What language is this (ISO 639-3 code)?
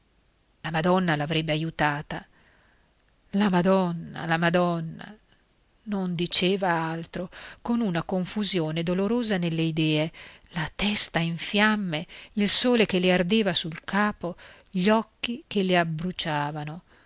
ita